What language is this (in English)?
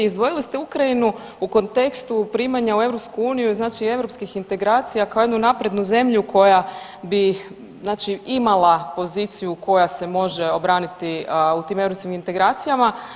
Croatian